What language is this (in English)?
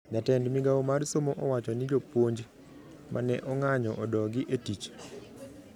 Luo (Kenya and Tanzania)